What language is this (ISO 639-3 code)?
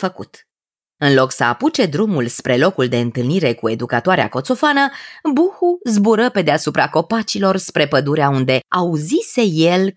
ron